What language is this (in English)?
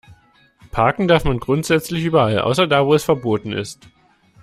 German